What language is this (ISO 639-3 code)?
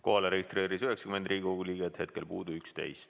est